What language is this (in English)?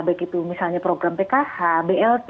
Indonesian